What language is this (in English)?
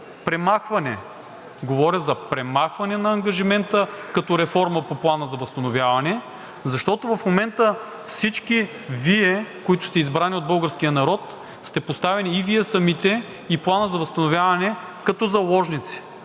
Bulgarian